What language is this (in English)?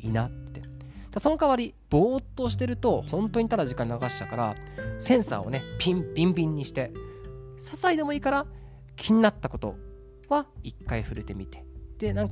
Japanese